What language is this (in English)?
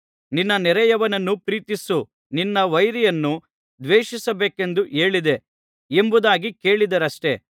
Kannada